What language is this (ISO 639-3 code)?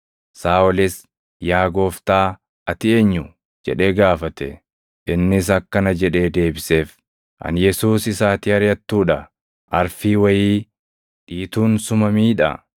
orm